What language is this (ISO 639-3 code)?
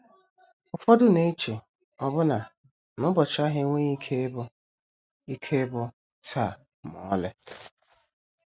ibo